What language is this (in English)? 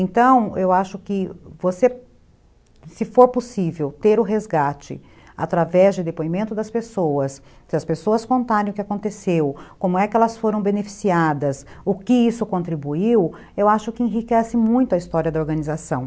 Portuguese